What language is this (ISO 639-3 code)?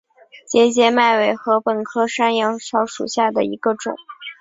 zho